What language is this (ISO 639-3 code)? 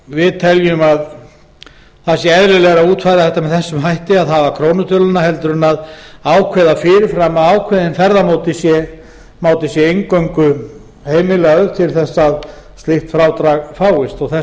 isl